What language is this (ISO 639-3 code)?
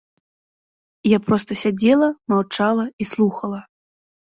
bel